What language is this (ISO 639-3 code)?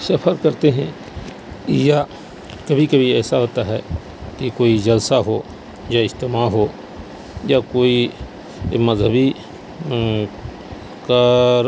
urd